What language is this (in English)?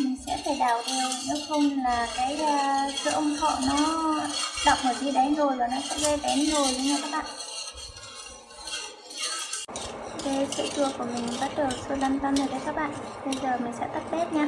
Vietnamese